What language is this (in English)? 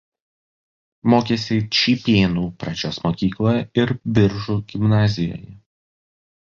Lithuanian